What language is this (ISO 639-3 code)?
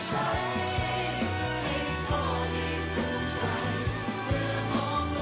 tha